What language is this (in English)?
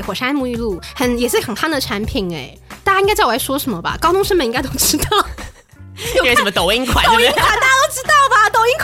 Chinese